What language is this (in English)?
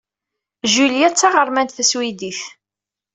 Kabyle